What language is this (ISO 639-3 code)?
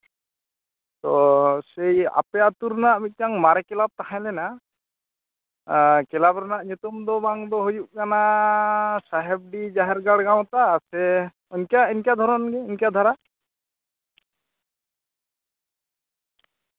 sat